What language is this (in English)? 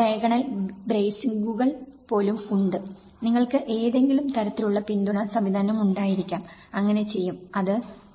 Malayalam